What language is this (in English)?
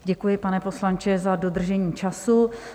Czech